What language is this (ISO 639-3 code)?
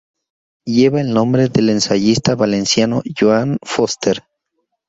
spa